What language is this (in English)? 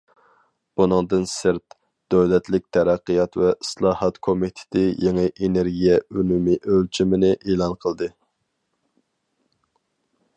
Uyghur